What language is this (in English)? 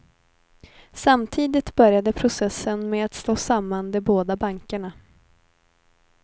Swedish